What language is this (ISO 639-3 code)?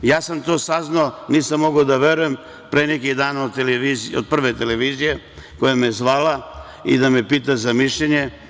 srp